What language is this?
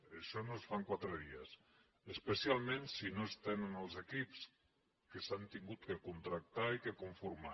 Catalan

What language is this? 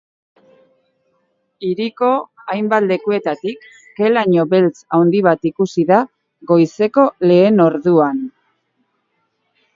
Basque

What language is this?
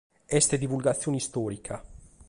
Sardinian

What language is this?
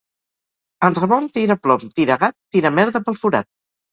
Catalan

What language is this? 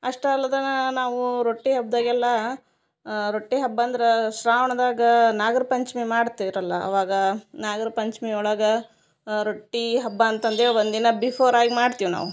Kannada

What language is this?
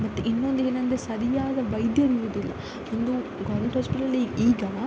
Kannada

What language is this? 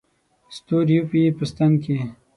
Pashto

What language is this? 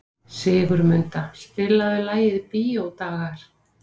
Icelandic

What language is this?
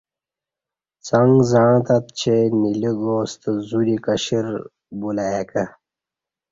Kati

